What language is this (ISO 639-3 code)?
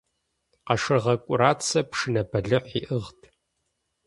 kbd